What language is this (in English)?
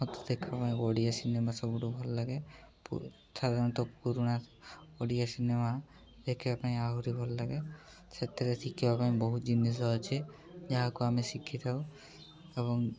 Odia